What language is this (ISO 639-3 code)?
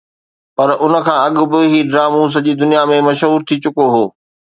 snd